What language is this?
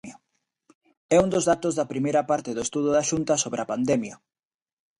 Galician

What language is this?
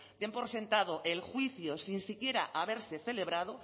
Spanish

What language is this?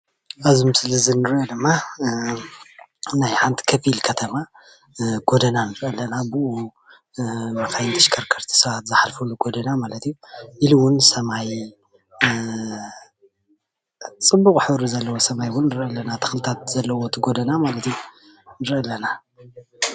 Tigrinya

